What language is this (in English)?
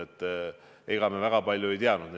Estonian